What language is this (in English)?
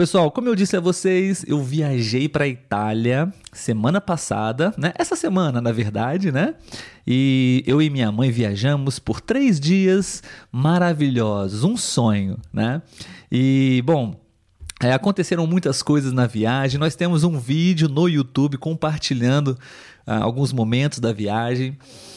Portuguese